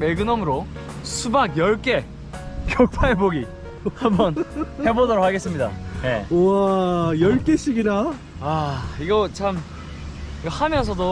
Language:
Korean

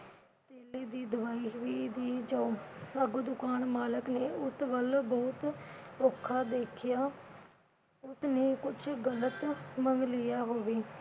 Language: Punjabi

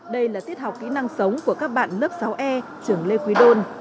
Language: Vietnamese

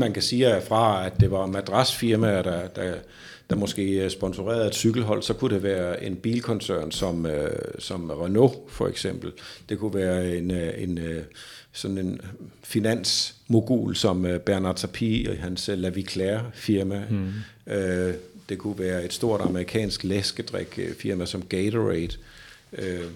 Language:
Danish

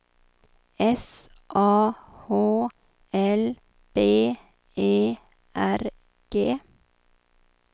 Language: Swedish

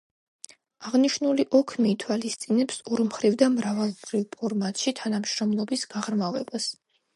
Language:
Georgian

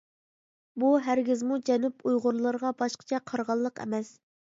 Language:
Uyghur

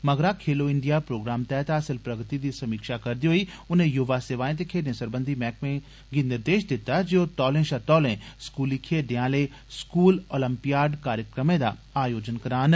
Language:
Dogri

